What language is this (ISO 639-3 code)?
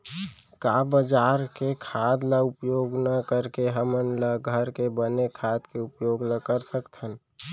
hne